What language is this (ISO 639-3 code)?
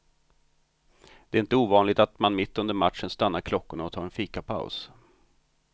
swe